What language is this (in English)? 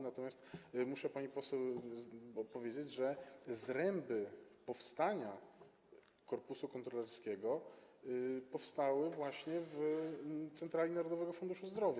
Polish